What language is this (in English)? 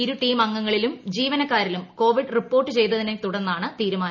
Malayalam